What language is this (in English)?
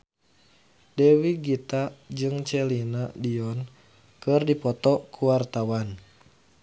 Sundanese